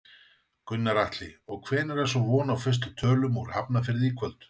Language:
Icelandic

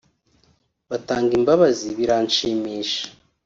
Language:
Kinyarwanda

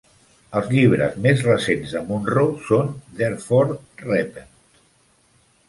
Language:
Catalan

